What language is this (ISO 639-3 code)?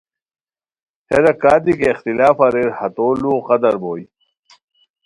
khw